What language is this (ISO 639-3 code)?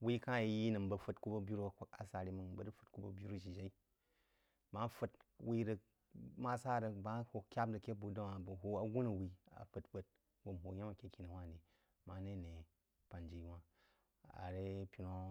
juo